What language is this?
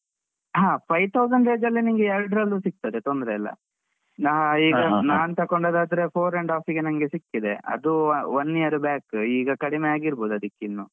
Kannada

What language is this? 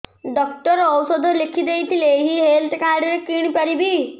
Odia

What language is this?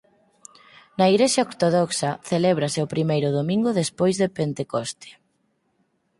Galician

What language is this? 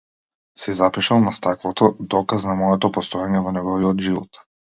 Macedonian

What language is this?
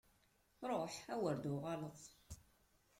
Kabyle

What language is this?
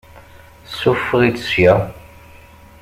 Kabyle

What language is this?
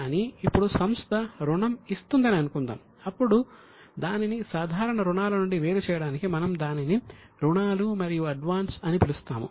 Telugu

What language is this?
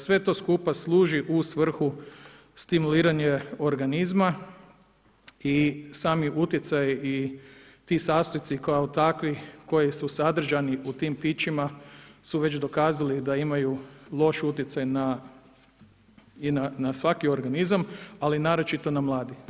Croatian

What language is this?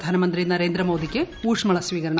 Malayalam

